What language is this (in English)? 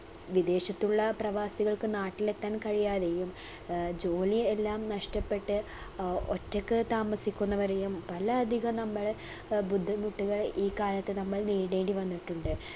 Malayalam